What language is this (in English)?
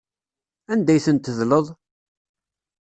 Kabyle